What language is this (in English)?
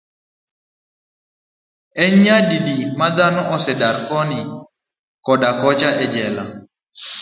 Luo (Kenya and Tanzania)